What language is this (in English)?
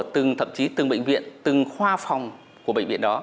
Vietnamese